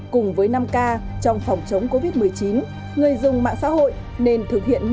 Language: Vietnamese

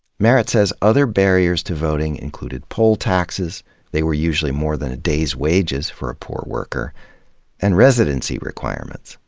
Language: English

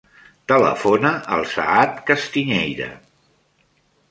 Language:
Catalan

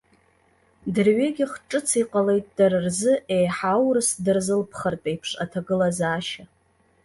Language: Abkhazian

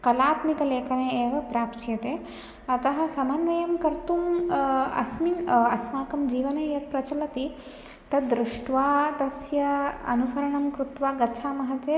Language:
Sanskrit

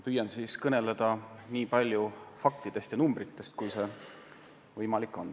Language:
Estonian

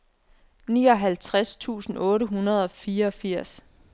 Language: Danish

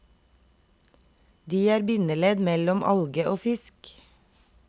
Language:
Norwegian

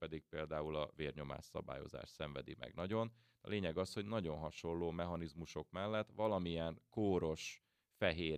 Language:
Hungarian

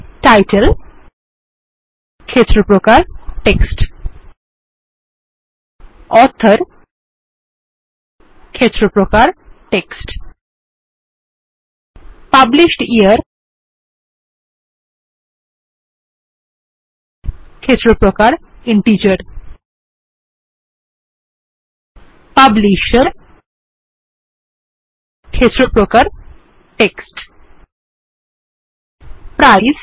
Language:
Bangla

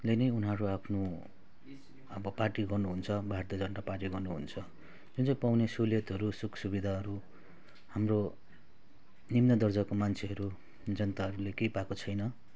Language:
Nepali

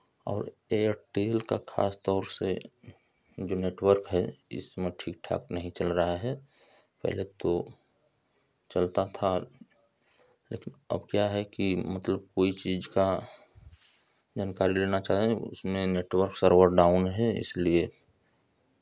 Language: Hindi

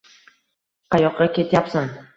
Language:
Uzbek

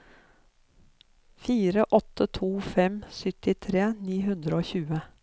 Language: Norwegian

